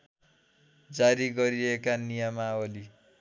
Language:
Nepali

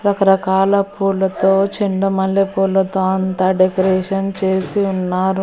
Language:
Telugu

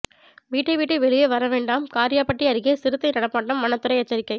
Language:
Tamil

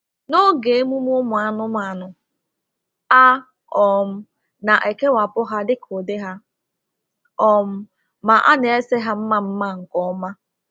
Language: Igbo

